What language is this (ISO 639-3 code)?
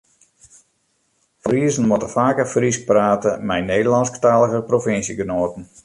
fry